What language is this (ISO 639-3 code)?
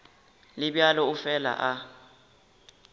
nso